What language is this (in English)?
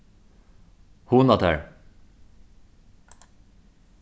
Faroese